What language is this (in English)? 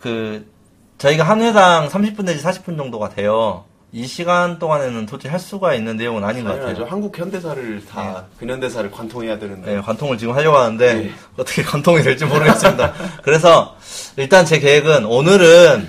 Korean